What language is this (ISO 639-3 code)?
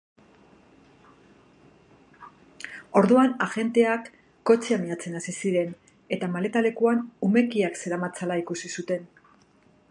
eus